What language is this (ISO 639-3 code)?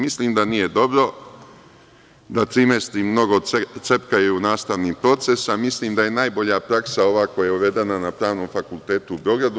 srp